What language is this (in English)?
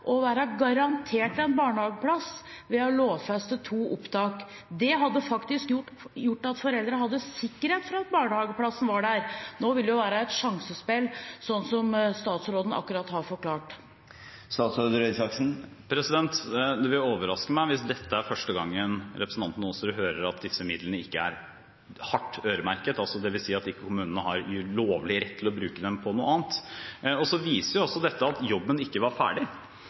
Norwegian Bokmål